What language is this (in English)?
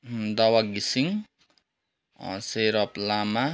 Nepali